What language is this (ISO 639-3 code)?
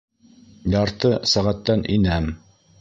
bak